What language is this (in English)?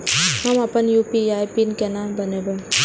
Maithili